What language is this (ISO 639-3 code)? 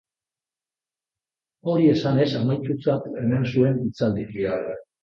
eus